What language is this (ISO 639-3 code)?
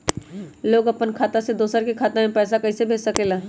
mag